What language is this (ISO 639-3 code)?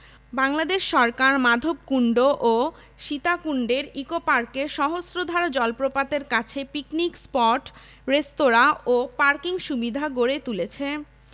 ben